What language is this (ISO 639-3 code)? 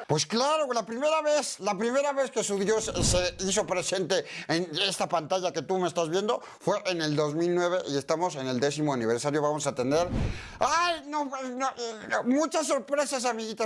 spa